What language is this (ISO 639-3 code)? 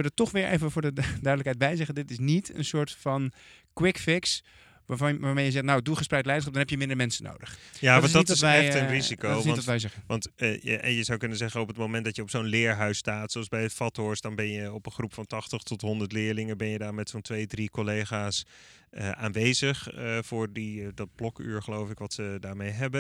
nld